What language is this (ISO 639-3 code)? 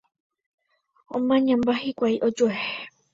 grn